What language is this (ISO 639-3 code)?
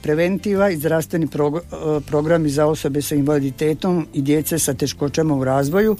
hrv